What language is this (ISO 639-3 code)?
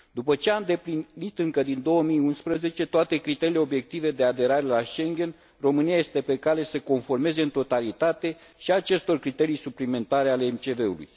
ron